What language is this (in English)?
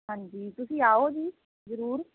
Punjabi